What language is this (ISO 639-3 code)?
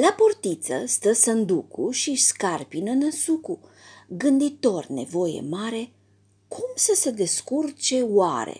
ron